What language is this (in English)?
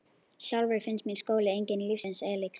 Icelandic